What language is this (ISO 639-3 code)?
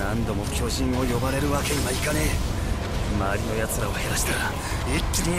jpn